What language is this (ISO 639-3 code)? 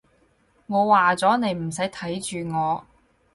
yue